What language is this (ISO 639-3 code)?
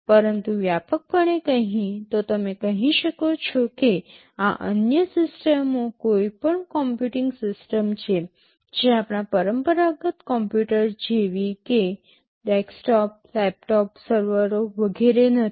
guj